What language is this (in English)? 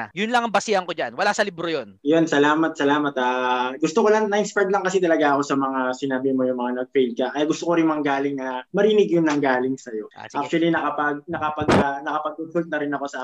Filipino